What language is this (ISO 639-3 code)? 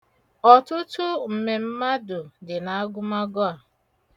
ibo